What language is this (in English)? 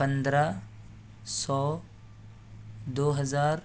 Urdu